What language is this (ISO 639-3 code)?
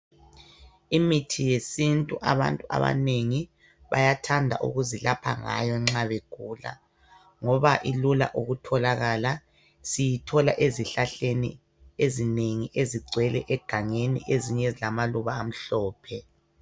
nde